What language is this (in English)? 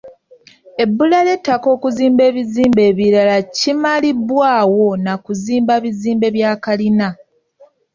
Ganda